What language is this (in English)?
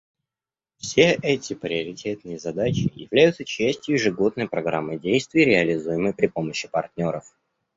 Russian